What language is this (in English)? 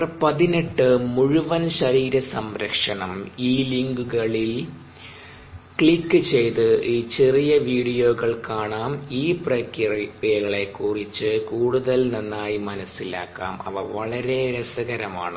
Malayalam